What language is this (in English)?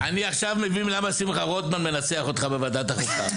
Hebrew